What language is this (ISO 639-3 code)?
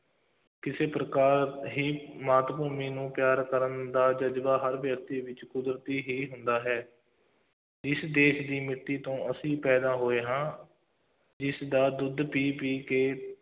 pan